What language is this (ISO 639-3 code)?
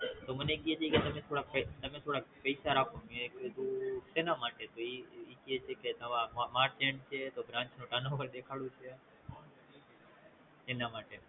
guj